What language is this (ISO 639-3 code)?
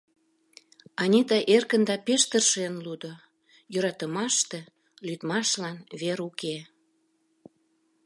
chm